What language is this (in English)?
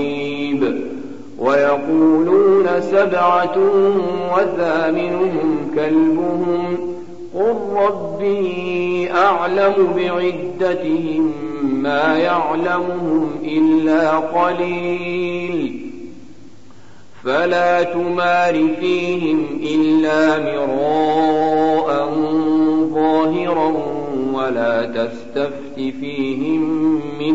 Arabic